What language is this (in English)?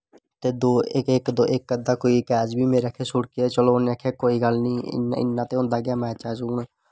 Dogri